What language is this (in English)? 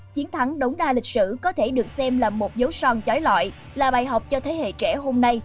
Vietnamese